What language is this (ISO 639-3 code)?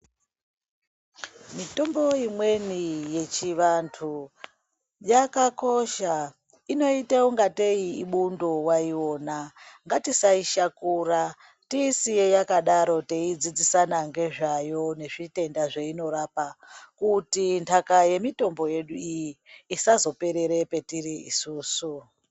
ndc